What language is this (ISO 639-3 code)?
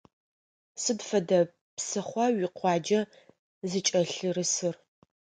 ady